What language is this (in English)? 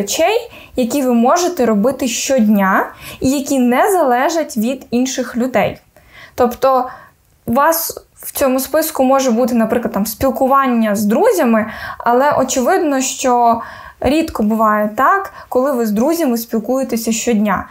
Ukrainian